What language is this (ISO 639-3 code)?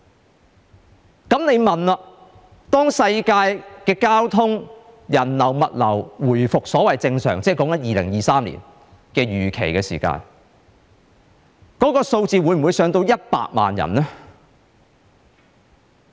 yue